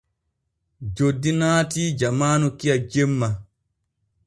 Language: Borgu Fulfulde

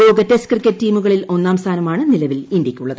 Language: Malayalam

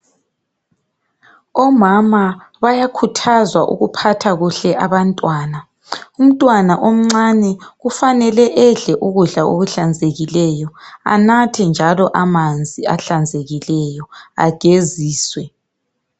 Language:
North Ndebele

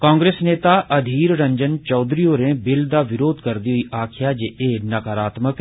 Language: Dogri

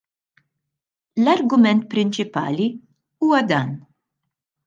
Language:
Maltese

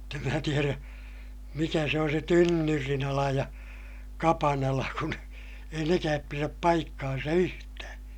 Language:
Finnish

